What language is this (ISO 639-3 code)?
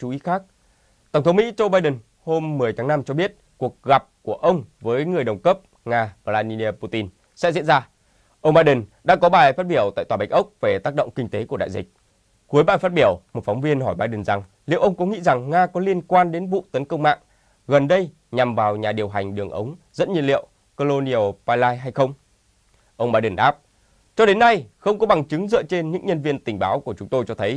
vie